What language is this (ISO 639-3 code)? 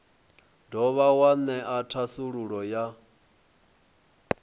ven